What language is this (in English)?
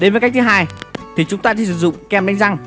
Vietnamese